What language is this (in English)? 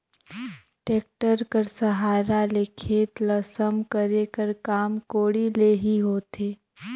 Chhattisgarhi